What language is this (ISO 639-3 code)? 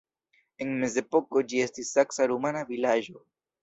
epo